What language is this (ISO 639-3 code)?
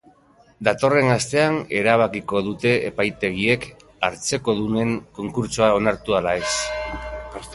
eus